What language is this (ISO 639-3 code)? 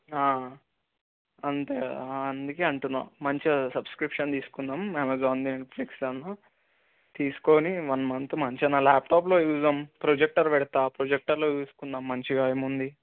tel